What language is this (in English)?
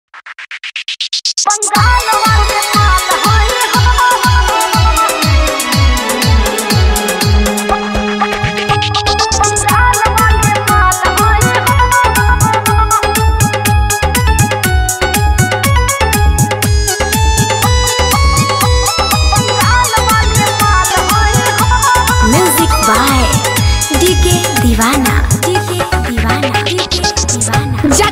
Thai